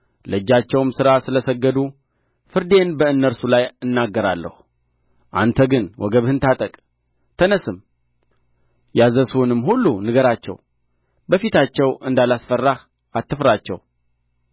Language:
Amharic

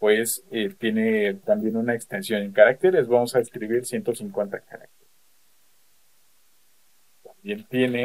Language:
Spanish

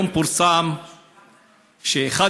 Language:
Hebrew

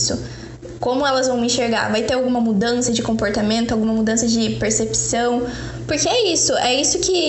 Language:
Portuguese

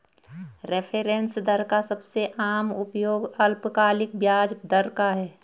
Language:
Hindi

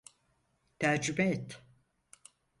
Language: Turkish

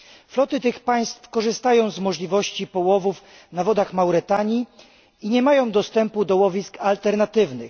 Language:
Polish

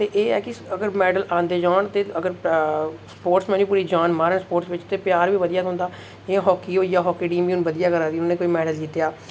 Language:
Dogri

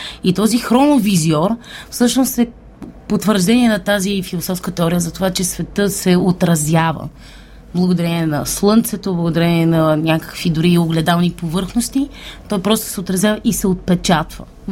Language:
Bulgarian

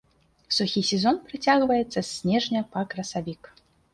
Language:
Belarusian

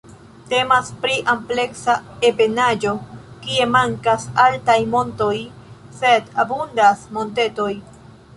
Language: Esperanto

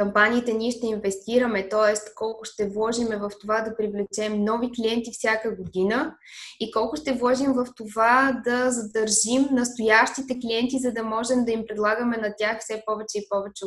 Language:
Bulgarian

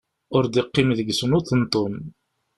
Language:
Kabyle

